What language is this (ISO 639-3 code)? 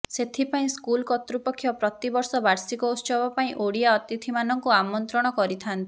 ori